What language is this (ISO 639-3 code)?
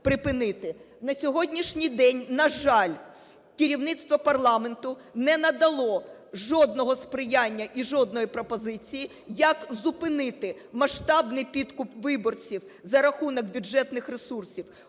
ukr